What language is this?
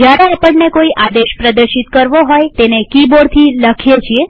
Gujarati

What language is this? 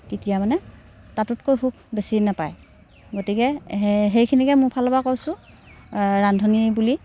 Assamese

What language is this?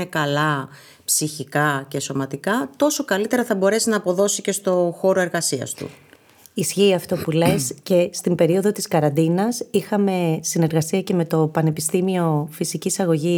Greek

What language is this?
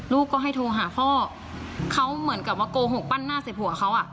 Thai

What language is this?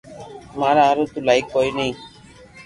Loarki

